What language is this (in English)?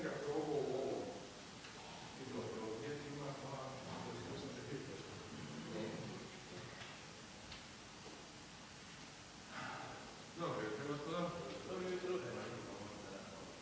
Croatian